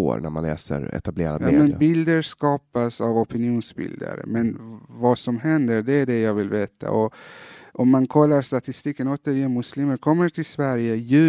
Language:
Swedish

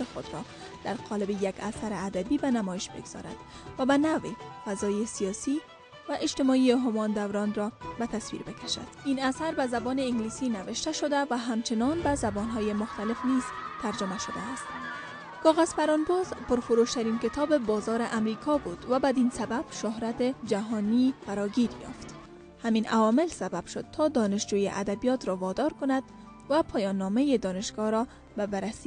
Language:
Persian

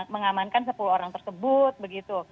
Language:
Indonesian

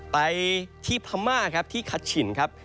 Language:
Thai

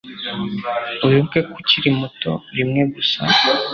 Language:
Kinyarwanda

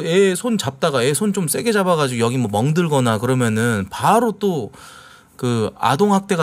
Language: Korean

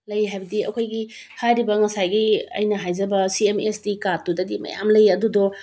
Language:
Manipuri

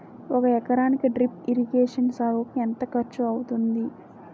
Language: Telugu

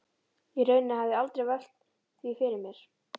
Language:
Icelandic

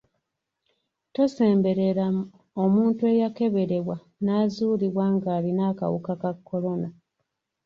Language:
Ganda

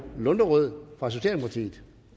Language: Danish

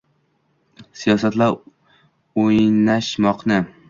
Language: Uzbek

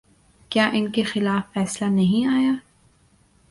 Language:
Urdu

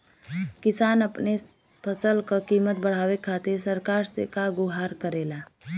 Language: Bhojpuri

